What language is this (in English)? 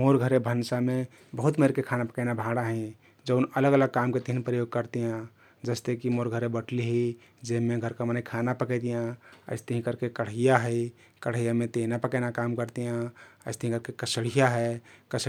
Kathoriya Tharu